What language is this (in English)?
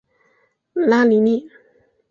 Chinese